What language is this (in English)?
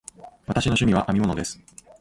Japanese